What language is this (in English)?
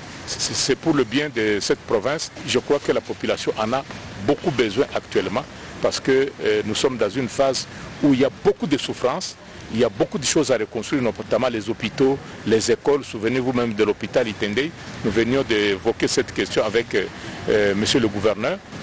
French